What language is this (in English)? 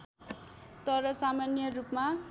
Nepali